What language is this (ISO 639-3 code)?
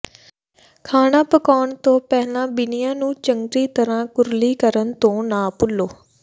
pan